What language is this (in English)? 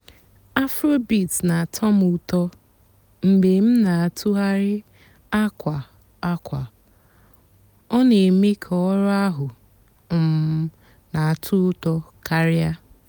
Igbo